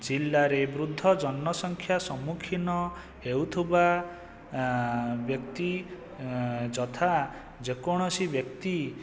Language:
Odia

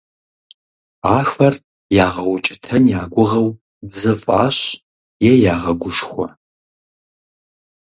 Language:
Kabardian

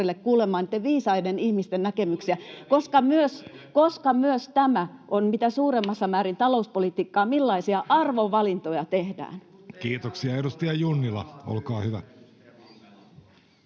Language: Finnish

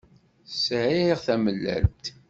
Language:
Kabyle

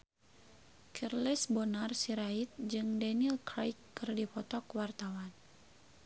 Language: Sundanese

